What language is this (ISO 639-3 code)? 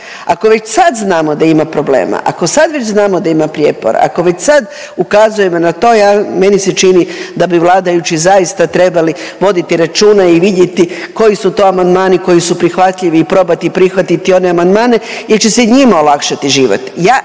hrv